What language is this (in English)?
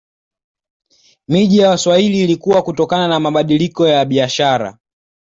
Swahili